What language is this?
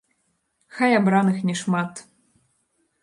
Belarusian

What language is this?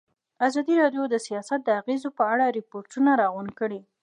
Pashto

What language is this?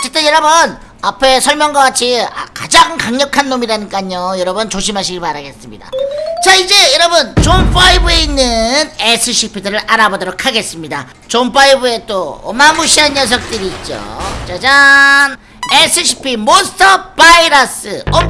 Korean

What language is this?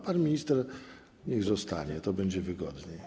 Polish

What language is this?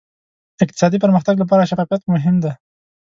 Pashto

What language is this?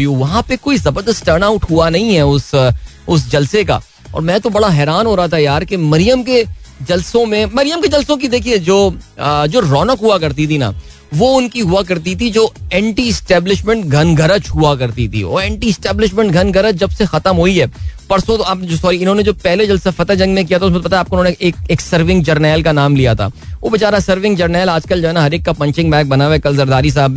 Hindi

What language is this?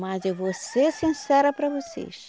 Portuguese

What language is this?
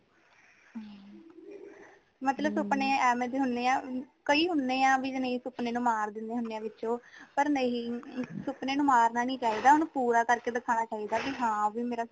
Punjabi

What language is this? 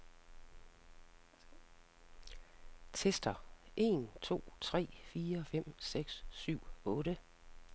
Danish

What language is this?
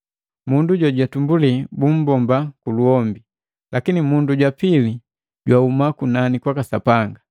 Matengo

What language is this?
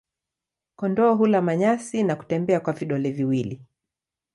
Swahili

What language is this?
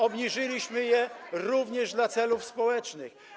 Polish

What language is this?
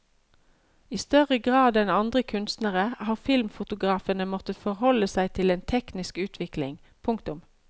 Norwegian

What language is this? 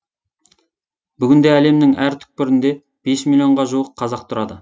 Kazakh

